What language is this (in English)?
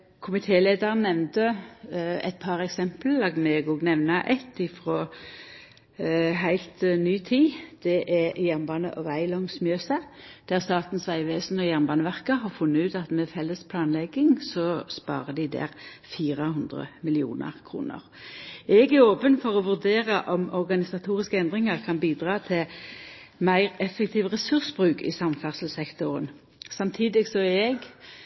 Norwegian Nynorsk